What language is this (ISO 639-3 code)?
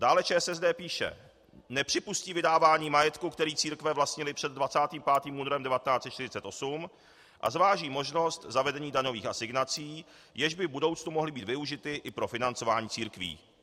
ces